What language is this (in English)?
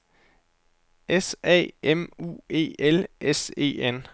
Danish